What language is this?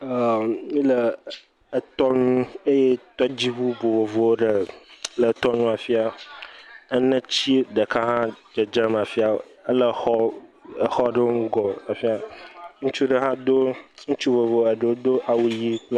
Ewe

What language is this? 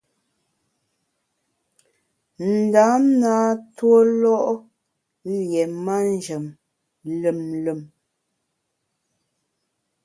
Bamun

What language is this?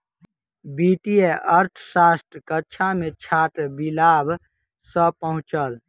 Maithili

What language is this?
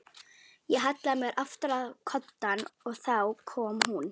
Icelandic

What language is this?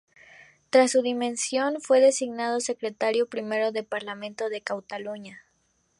Spanish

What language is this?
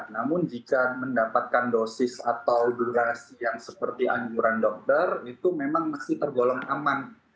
Indonesian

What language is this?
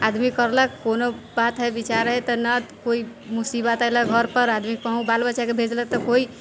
Maithili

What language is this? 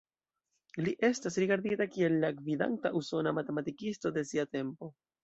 Esperanto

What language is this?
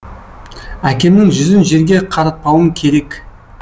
Kazakh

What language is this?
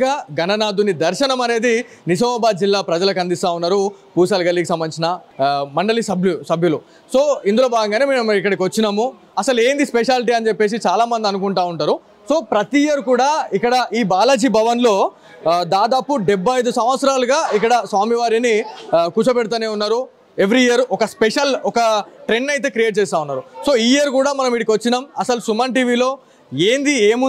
Telugu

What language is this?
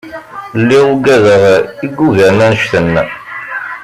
Kabyle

